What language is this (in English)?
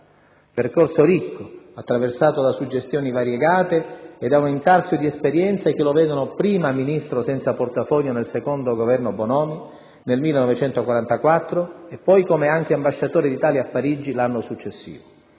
Italian